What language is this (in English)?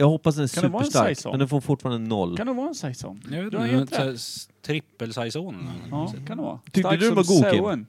Swedish